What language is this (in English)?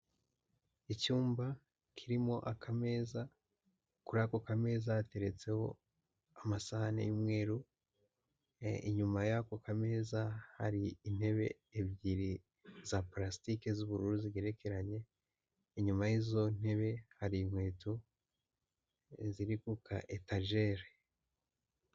Kinyarwanda